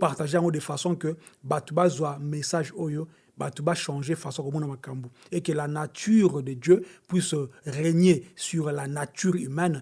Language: French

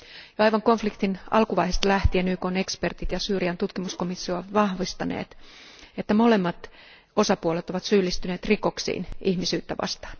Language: Finnish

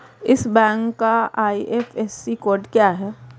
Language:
Hindi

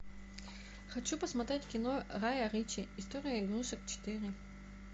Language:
Russian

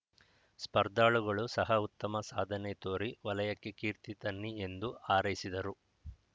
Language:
Kannada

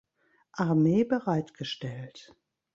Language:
German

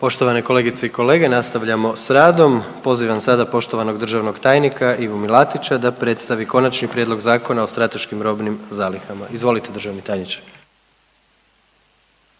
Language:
Croatian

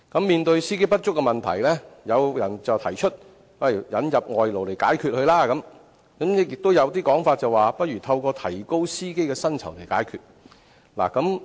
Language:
Cantonese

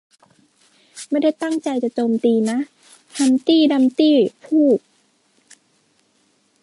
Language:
Thai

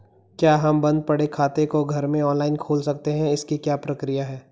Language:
Hindi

